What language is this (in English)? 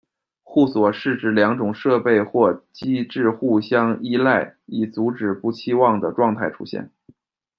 Chinese